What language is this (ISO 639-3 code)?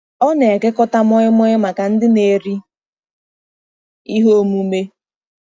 ibo